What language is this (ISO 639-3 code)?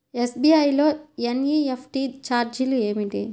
tel